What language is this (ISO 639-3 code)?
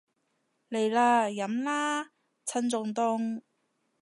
yue